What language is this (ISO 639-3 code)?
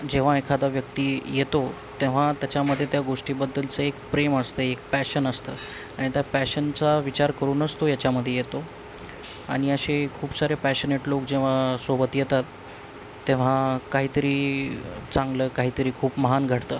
mar